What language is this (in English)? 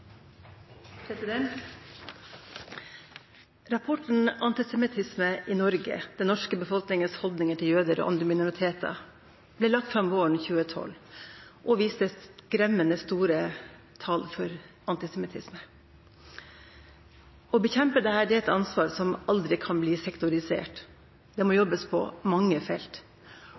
Norwegian